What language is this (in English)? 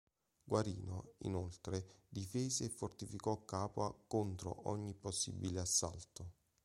Italian